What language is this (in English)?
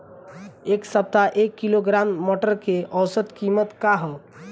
Bhojpuri